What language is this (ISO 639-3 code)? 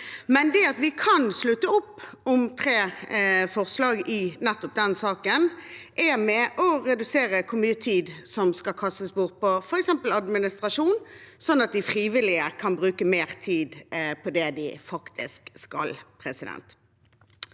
nor